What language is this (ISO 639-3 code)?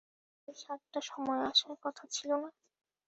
ben